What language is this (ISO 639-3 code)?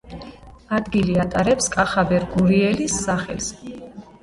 kat